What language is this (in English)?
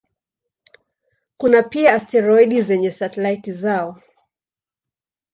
Swahili